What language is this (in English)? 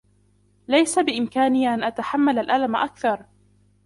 Arabic